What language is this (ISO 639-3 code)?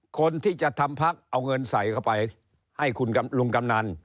tha